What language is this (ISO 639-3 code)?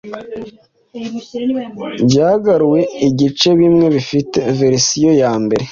kin